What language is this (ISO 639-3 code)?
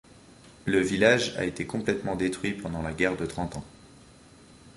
fra